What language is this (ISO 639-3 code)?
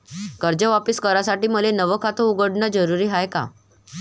mar